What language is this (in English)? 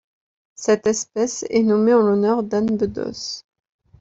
French